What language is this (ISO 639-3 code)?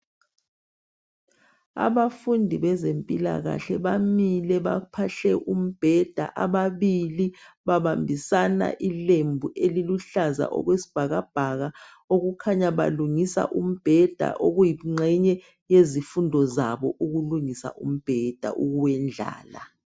nde